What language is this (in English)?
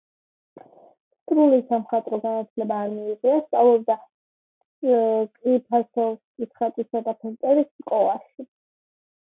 Georgian